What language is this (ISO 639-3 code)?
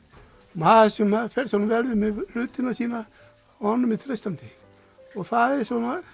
isl